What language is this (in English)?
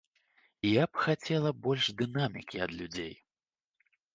Belarusian